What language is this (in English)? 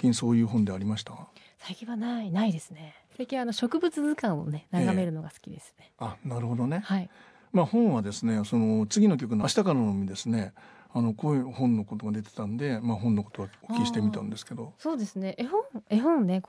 Japanese